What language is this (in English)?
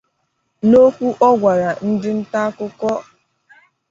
Igbo